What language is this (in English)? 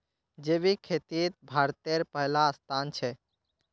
Magahi